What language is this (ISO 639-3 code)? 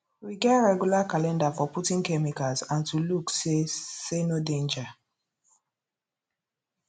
pcm